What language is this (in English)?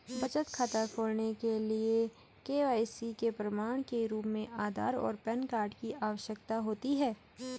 Hindi